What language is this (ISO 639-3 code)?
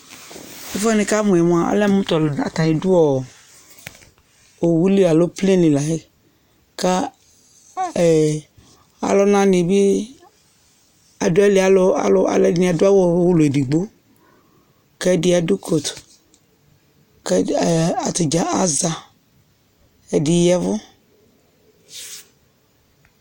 kpo